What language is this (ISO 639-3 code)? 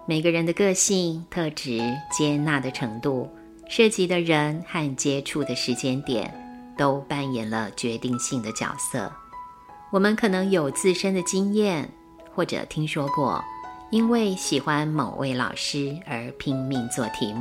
zho